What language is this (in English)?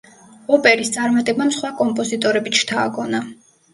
Georgian